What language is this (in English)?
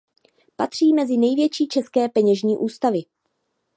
Czech